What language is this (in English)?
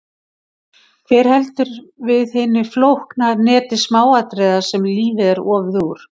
Icelandic